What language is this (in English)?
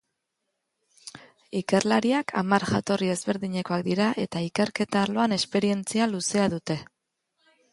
Basque